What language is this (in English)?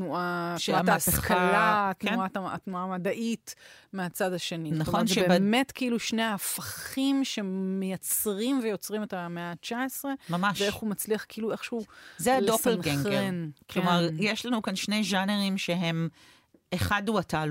Hebrew